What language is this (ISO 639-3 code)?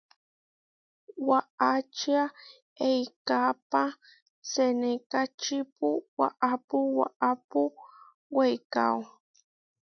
var